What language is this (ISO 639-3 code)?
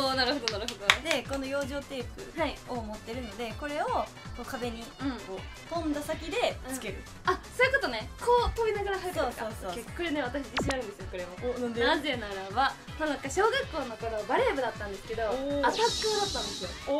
jpn